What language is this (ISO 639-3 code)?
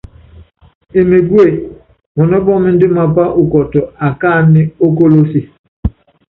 yav